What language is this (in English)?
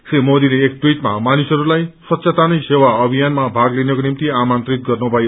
Nepali